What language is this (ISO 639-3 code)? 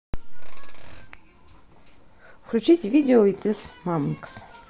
rus